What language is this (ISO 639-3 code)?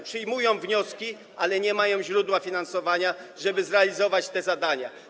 pol